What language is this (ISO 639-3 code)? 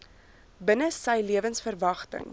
afr